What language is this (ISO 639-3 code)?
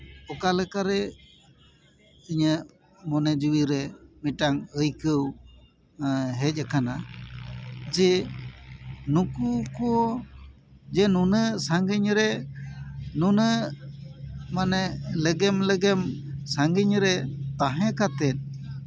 sat